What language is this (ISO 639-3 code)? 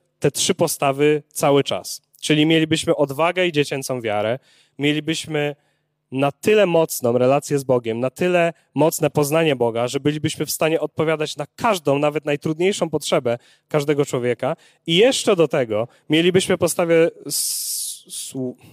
pol